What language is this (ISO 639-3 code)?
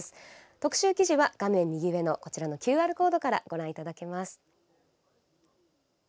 jpn